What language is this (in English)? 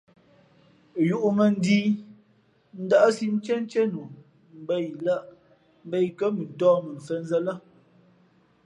Fe'fe'